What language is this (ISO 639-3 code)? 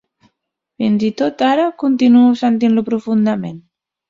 cat